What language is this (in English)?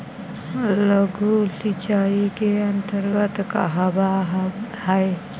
Magahi